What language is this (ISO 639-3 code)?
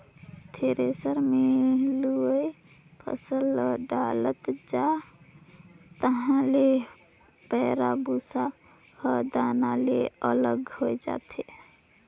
hne